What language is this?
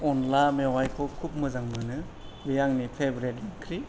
Bodo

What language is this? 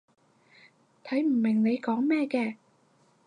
Cantonese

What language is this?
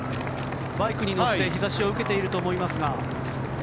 Japanese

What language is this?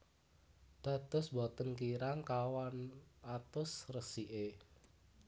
Javanese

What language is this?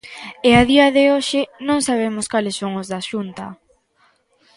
Galician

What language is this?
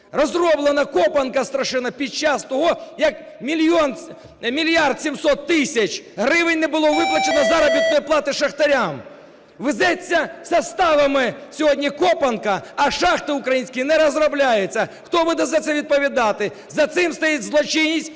Ukrainian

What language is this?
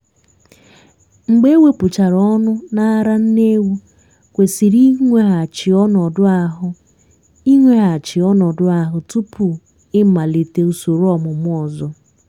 Igbo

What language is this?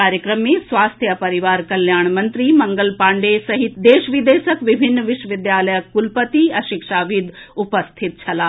Maithili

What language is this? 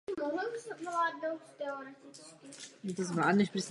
Czech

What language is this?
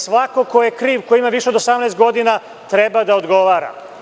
Serbian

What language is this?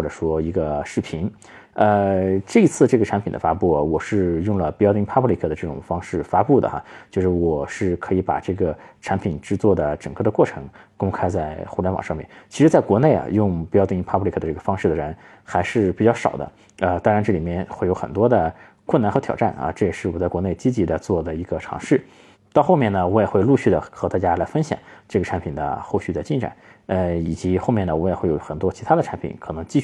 Chinese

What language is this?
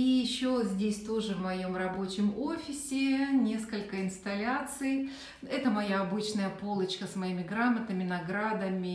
Russian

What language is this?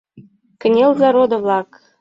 Mari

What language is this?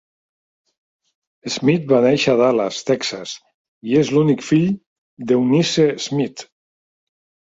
Catalan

